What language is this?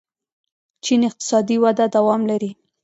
Pashto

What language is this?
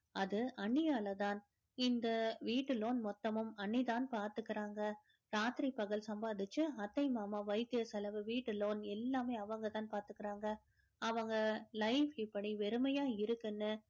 Tamil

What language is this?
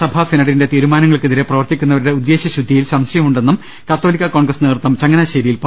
Malayalam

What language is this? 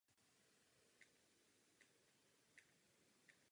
Czech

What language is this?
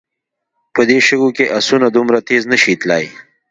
Pashto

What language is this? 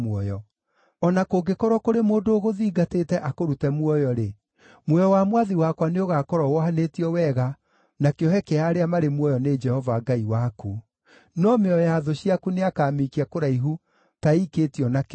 Kikuyu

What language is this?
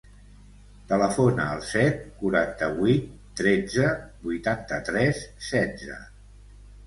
Catalan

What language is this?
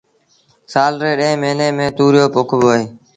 Sindhi Bhil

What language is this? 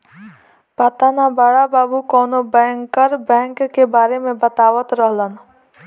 Bhojpuri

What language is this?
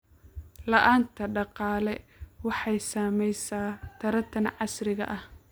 Somali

